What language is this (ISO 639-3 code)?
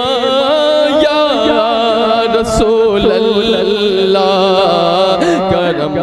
ara